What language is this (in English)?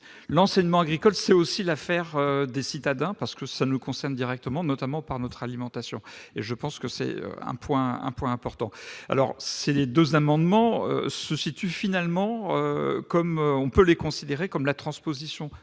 French